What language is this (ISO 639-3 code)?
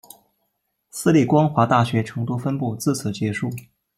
zho